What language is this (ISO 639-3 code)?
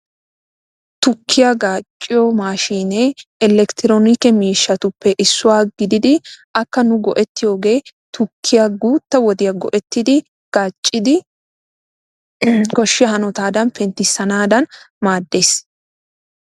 wal